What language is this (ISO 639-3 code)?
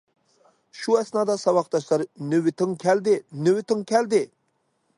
uig